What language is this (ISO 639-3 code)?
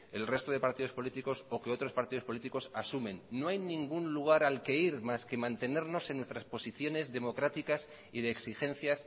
spa